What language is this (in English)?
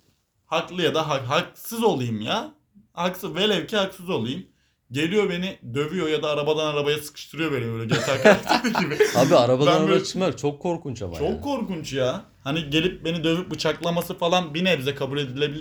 Turkish